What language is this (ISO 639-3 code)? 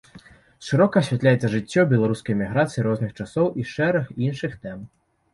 bel